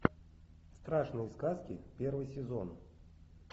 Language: Russian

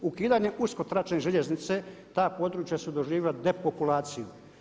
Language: Croatian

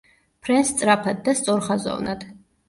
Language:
Georgian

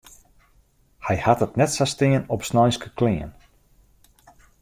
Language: Western Frisian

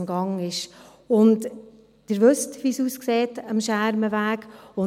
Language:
Swiss German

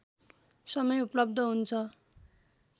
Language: Nepali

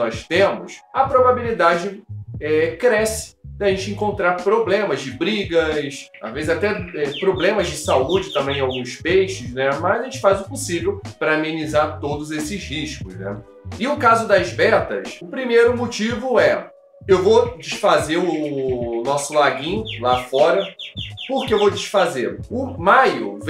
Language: Portuguese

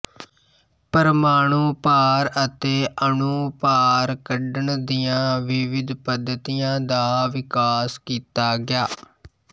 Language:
Punjabi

